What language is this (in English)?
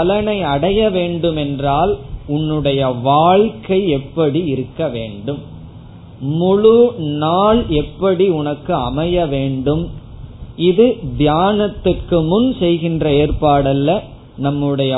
Tamil